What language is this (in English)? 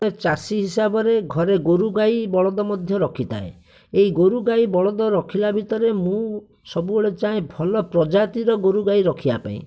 Odia